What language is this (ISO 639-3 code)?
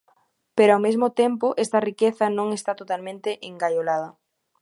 glg